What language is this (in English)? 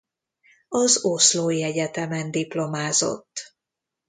Hungarian